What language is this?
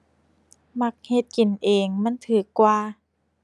Thai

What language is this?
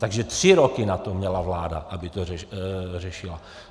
Czech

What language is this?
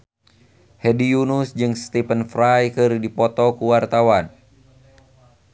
Sundanese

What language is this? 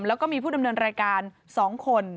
Thai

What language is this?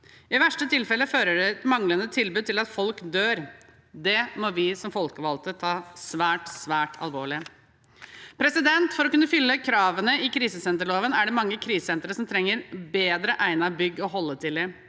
Norwegian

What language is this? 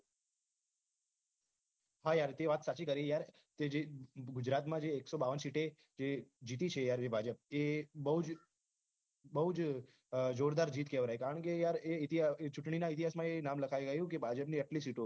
Gujarati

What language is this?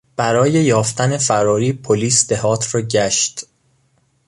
Persian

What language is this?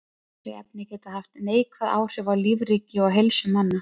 Icelandic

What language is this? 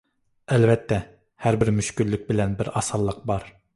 Uyghur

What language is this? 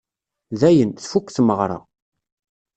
Kabyle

